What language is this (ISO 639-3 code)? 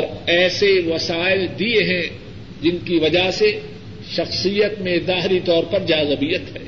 urd